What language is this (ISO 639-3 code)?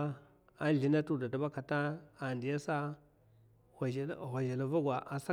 maf